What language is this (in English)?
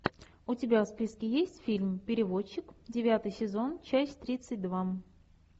Russian